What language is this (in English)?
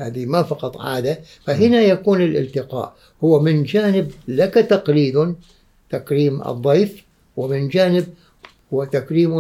Arabic